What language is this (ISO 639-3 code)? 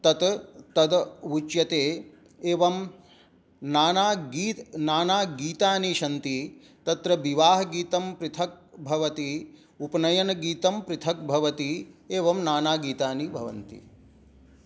san